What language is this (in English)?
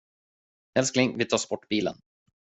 Swedish